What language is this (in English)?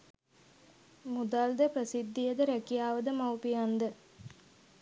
Sinhala